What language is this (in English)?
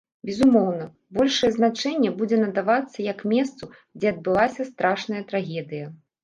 Belarusian